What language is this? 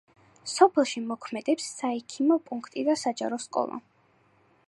Georgian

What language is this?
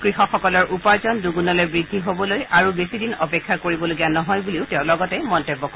Assamese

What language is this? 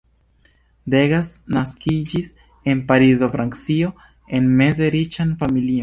Esperanto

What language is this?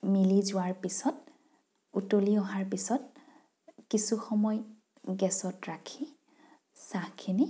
Assamese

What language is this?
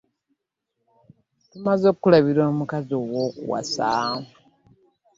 Ganda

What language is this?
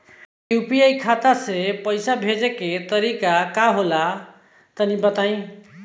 Bhojpuri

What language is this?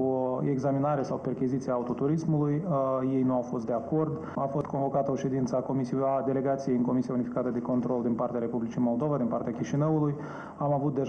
Romanian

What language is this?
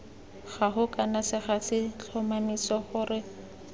Tswana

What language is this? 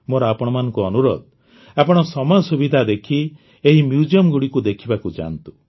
Odia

